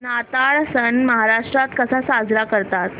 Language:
Marathi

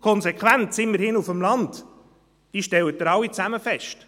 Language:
Swiss German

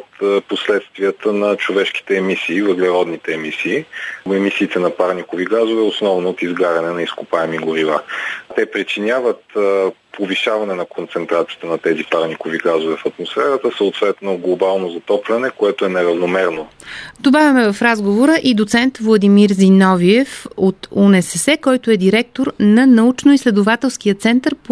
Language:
Bulgarian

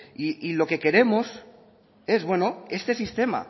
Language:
Spanish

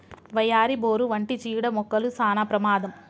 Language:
Telugu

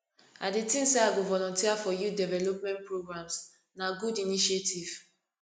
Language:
Nigerian Pidgin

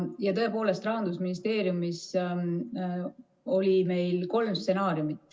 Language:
Estonian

